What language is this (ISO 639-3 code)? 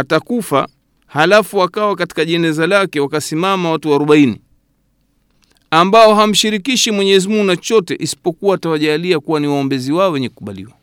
swa